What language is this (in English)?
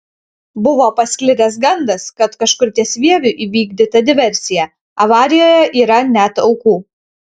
Lithuanian